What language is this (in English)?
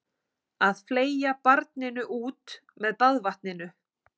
Icelandic